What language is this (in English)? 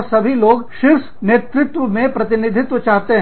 Hindi